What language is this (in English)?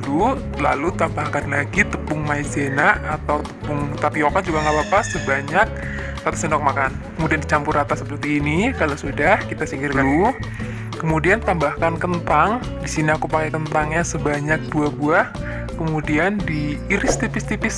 Indonesian